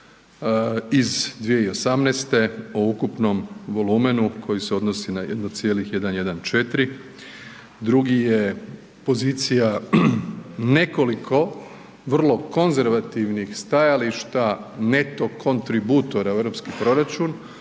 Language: Croatian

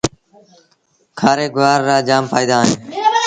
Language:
Sindhi Bhil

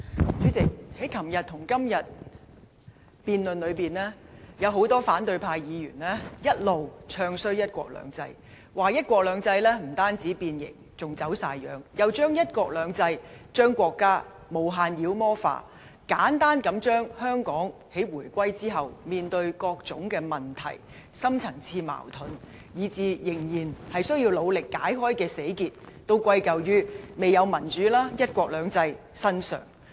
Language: Cantonese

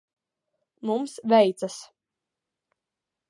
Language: Latvian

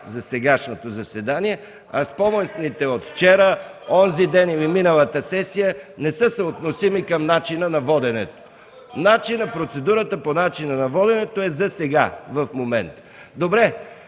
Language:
Bulgarian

